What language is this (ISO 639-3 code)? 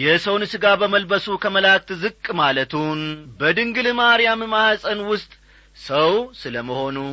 amh